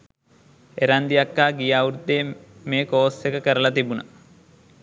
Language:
Sinhala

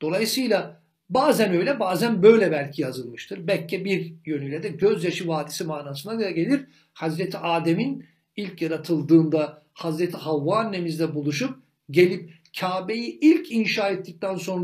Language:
Turkish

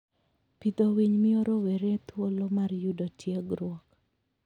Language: Luo (Kenya and Tanzania)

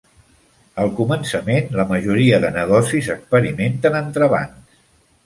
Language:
Catalan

